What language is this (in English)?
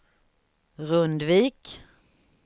Swedish